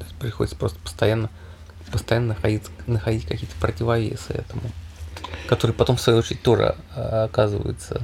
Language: Russian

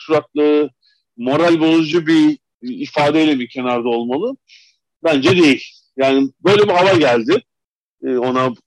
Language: Turkish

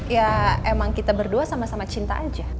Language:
Indonesian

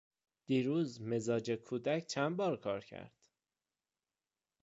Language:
Persian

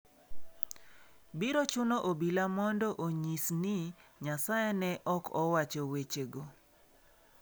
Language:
Luo (Kenya and Tanzania)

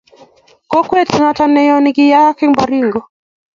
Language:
Kalenjin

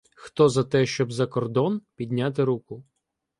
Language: Ukrainian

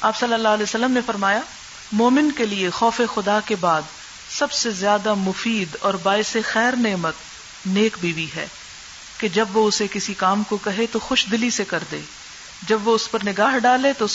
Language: Urdu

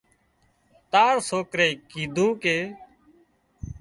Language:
Wadiyara Koli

